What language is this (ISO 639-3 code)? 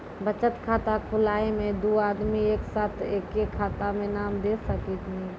mai